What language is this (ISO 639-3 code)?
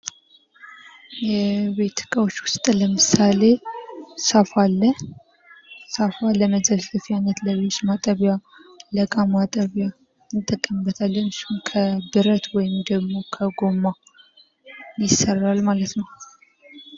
amh